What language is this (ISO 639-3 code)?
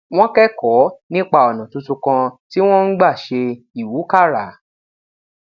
yor